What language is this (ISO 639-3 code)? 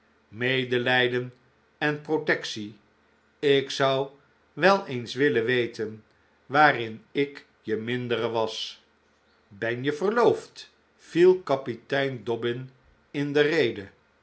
nld